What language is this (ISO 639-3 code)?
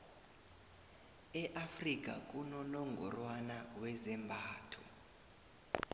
nbl